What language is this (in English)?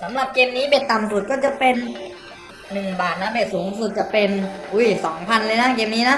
Thai